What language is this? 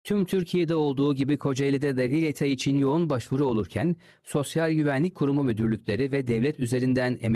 Turkish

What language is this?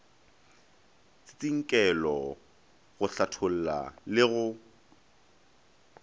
Northern Sotho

